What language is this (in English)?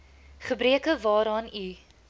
Afrikaans